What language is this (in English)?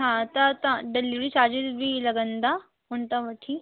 Sindhi